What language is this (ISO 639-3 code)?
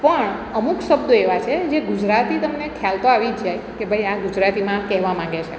guj